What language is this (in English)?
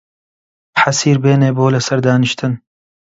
Central Kurdish